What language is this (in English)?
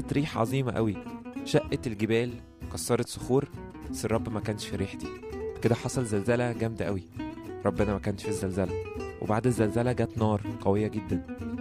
Arabic